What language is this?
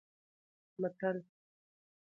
Pashto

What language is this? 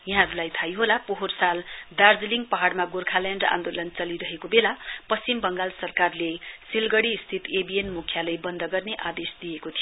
Nepali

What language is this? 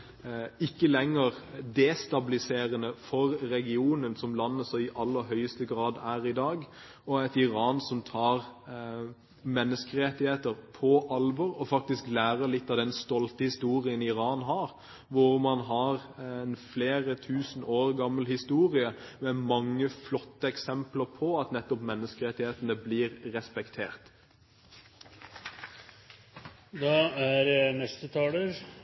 Norwegian Bokmål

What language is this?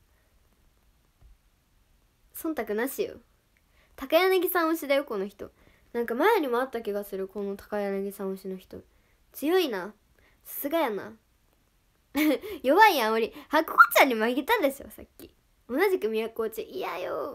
Japanese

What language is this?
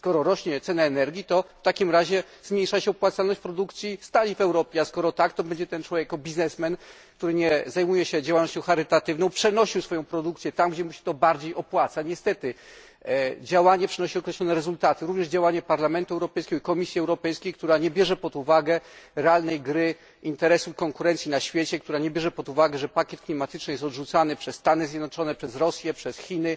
Polish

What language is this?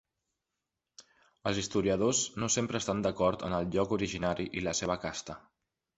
Catalan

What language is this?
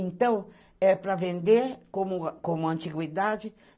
Portuguese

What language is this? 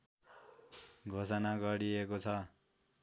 Nepali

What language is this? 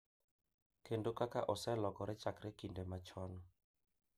Luo (Kenya and Tanzania)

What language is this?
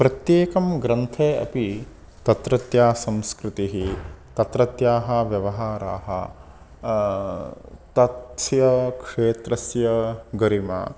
Sanskrit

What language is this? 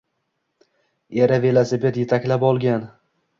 Uzbek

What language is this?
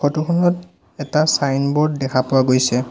Assamese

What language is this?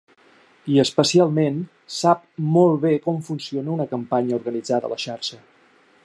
Catalan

